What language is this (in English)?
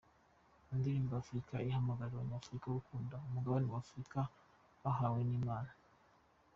Kinyarwanda